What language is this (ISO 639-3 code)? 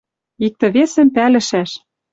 mrj